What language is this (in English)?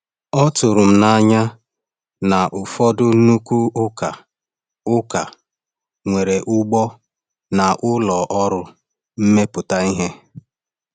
Igbo